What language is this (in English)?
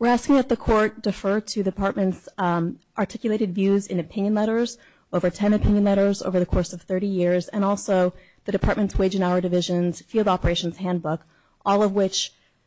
English